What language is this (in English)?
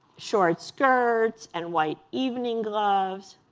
English